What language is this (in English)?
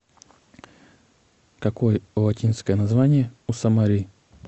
Russian